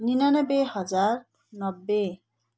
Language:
Nepali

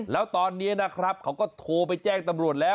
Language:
Thai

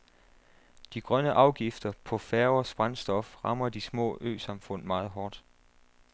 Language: Danish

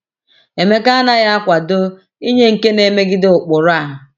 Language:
Igbo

